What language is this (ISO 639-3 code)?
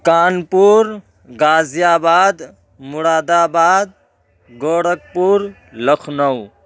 urd